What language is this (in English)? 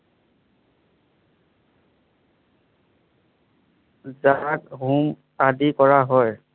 Assamese